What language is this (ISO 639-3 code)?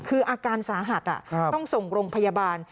tha